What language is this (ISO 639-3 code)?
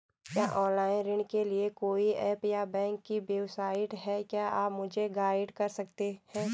hin